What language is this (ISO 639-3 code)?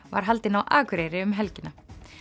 isl